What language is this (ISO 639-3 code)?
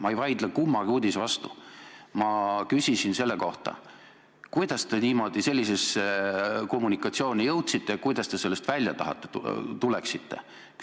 est